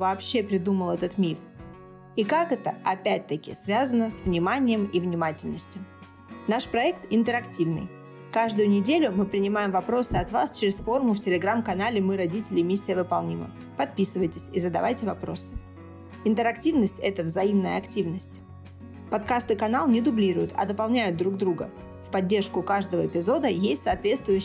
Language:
Russian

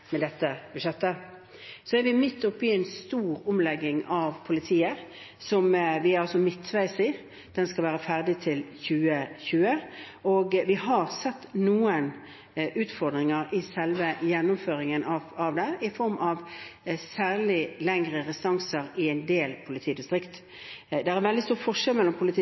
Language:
Norwegian Bokmål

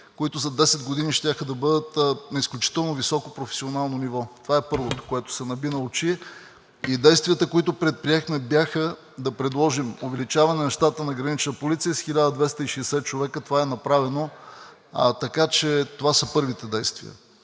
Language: Bulgarian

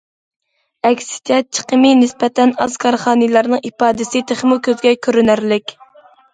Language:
Uyghur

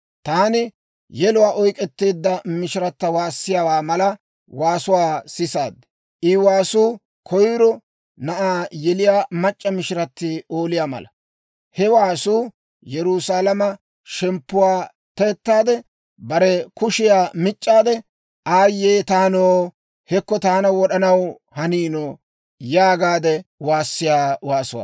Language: Dawro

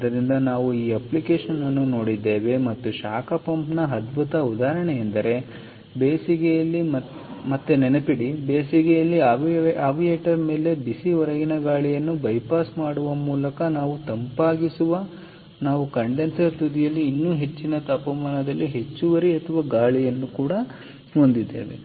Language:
Kannada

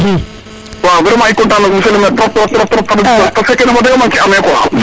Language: Serer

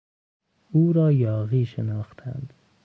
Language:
Persian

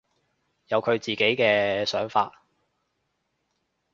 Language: Cantonese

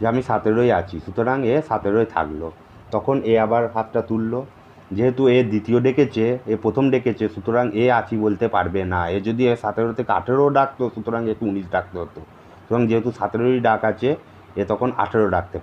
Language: Hindi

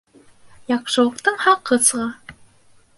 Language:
Bashkir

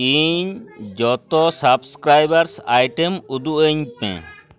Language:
Santali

